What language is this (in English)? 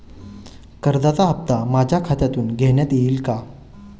Marathi